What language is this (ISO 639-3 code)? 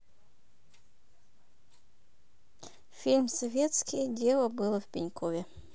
rus